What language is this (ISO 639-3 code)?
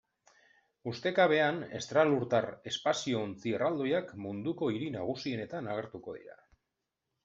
eus